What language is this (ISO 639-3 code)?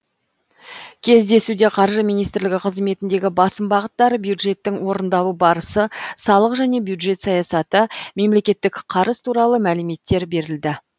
kaz